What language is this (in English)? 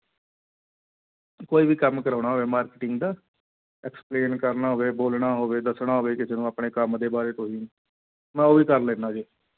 Punjabi